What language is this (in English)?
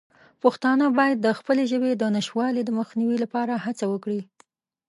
Pashto